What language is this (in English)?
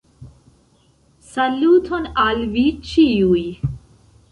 Esperanto